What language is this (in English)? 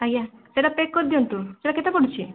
Odia